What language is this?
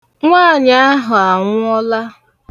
Igbo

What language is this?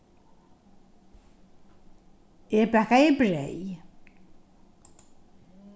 Faroese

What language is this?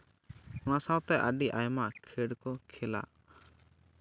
Santali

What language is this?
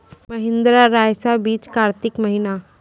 Maithili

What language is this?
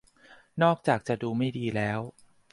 Thai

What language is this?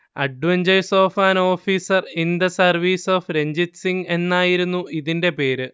Malayalam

